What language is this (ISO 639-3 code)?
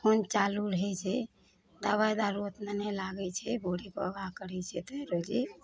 mai